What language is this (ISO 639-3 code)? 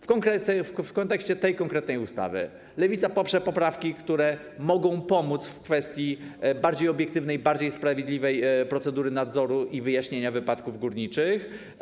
pol